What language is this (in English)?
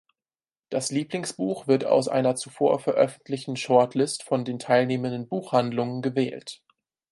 German